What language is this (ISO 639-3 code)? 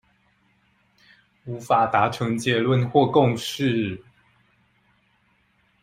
zho